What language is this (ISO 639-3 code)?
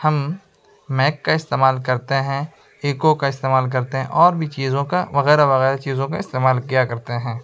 urd